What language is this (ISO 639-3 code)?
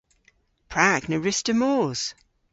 cor